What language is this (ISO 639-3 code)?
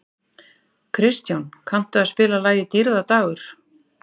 isl